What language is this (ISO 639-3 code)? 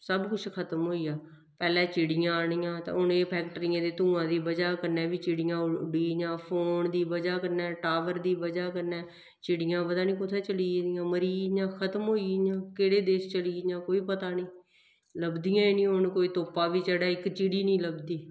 doi